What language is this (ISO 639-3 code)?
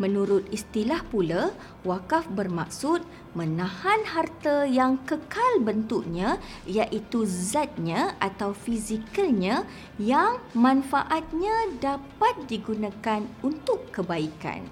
msa